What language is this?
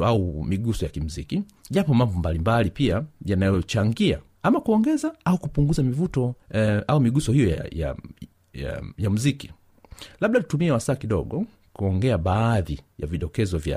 Swahili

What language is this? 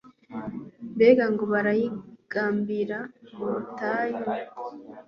Kinyarwanda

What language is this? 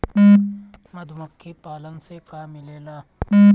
Bhojpuri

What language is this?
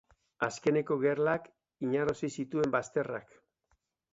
Basque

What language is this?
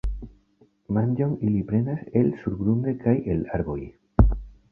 Esperanto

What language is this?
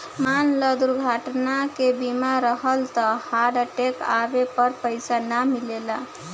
Bhojpuri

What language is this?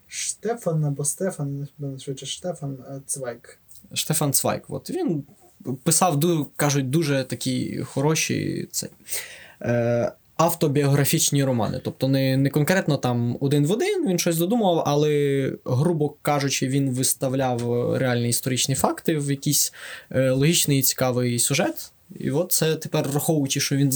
Ukrainian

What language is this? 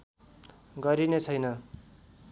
Nepali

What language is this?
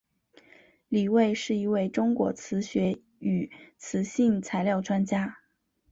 Chinese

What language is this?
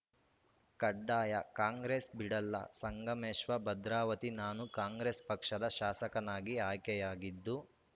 Kannada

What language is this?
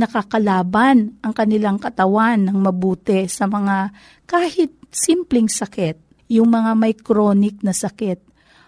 Filipino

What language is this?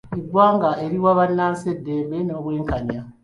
Ganda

